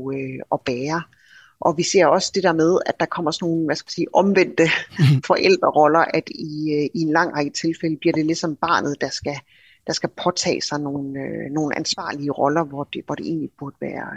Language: Danish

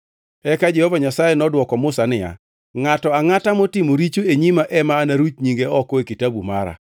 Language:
Luo (Kenya and Tanzania)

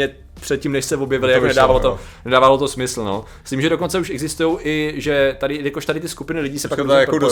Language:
Czech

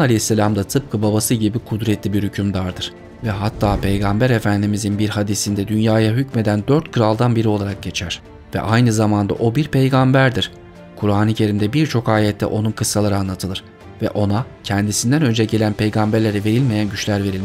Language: Turkish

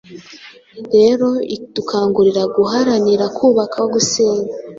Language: Kinyarwanda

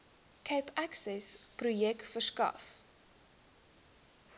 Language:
Afrikaans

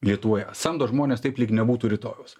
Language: Lithuanian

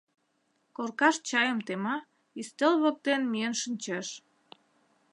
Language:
Mari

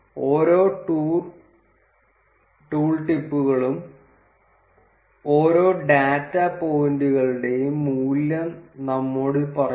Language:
Malayalam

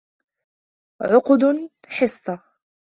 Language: Arabic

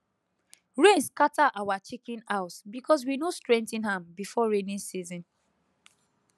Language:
Nigerian Pidgin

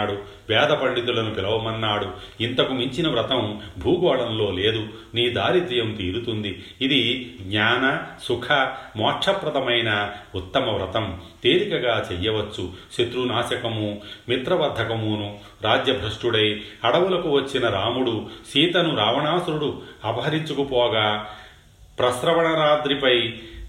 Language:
Telugu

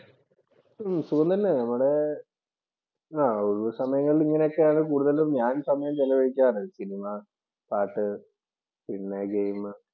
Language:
Malayalam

